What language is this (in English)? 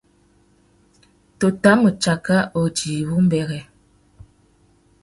Tuki